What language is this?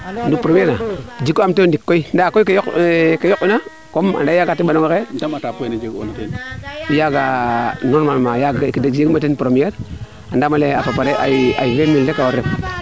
Serer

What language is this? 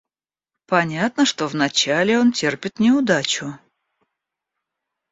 Russian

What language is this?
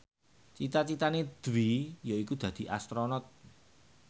Javanese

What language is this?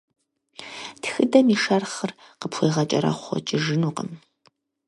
Kabardian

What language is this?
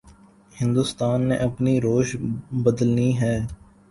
Urdu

